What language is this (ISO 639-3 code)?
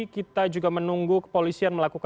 ind